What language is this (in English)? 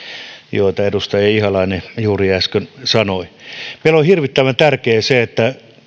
Finnish